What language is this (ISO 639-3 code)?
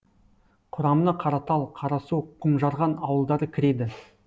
kaz